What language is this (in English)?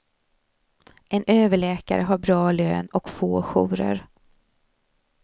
Swedish